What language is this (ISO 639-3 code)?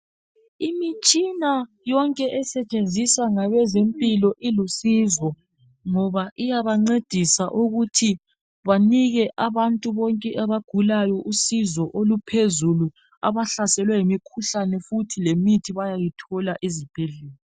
nde